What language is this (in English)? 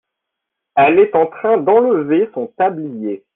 French